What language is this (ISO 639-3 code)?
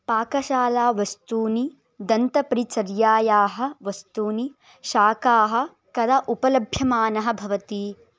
san